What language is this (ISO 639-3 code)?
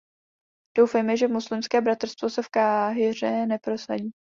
ces